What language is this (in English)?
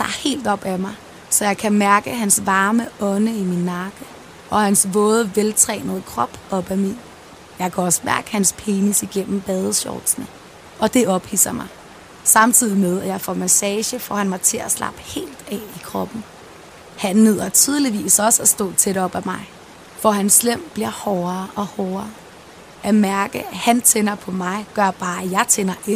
Danish